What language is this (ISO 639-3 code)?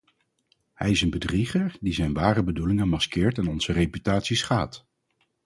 nld